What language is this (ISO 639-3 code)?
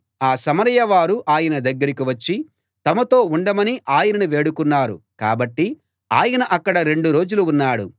tel